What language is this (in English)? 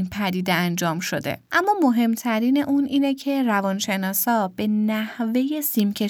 Persian